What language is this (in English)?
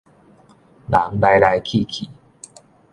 Min Nan Chinese